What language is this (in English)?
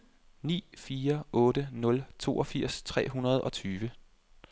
Danish